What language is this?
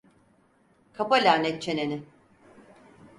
Turkish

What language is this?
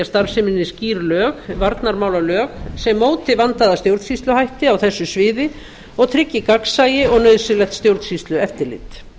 Icelandic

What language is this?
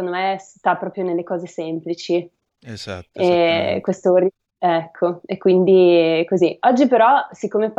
Italian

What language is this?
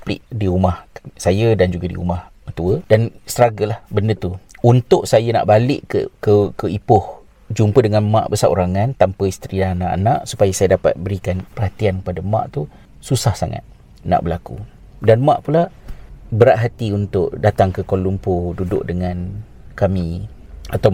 Malay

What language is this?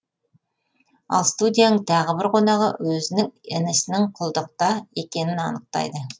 Kazakh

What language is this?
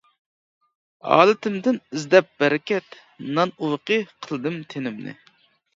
Uyghur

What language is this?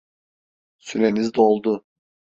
Turkish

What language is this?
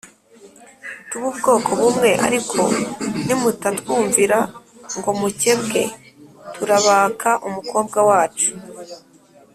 Kinyarwanda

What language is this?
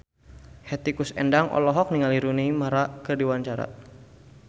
Sundanese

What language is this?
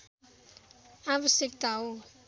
Nepali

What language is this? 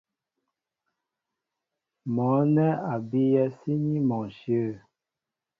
Mbo (Cameroon)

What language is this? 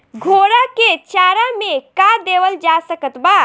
Bhojpuri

